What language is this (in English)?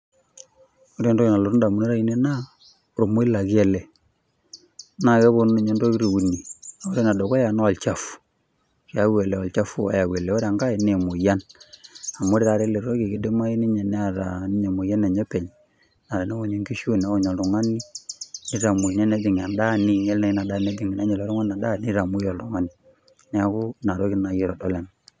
Masai